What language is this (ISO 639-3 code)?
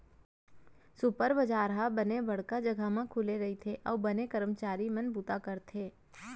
hne